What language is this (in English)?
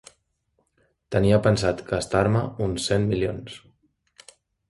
Catalan